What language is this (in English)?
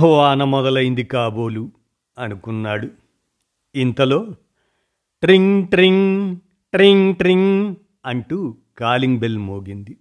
Telugu